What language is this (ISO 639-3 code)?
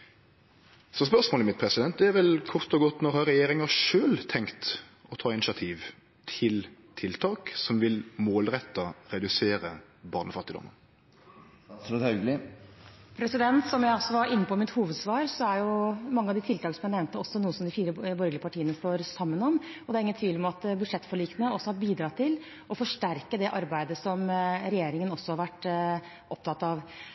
nor